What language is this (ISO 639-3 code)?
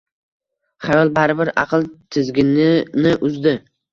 uzb